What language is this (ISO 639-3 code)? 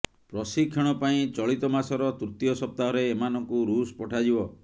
ori